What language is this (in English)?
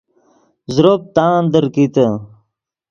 Yidgha